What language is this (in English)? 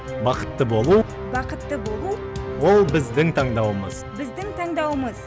Kazakh